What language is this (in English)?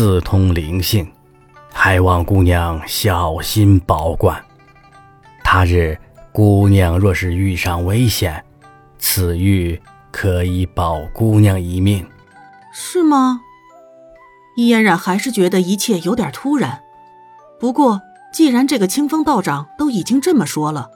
Chinese